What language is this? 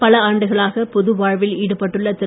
Tamil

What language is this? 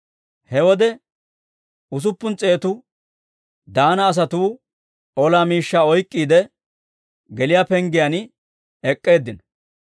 Dawro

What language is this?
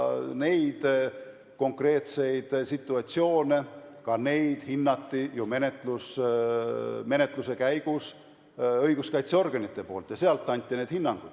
Estonian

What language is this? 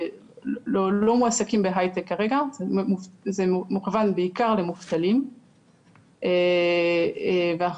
Hebrew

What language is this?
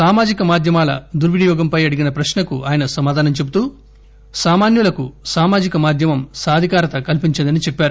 Telugu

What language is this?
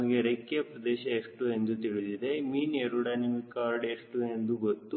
Kannada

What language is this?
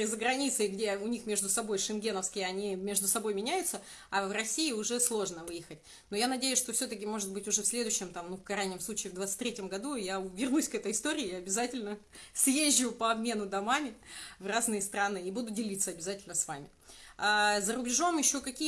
Russian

